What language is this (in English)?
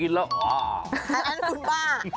Thai